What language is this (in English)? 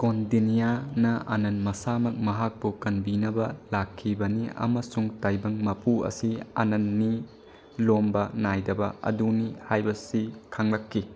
Manipuri